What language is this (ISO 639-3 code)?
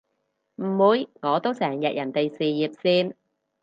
yue